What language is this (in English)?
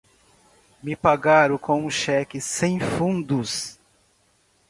Portuguese